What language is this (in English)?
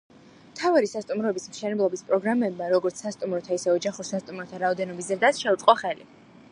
Georgian